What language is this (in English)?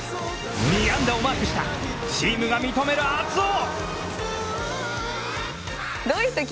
Japanese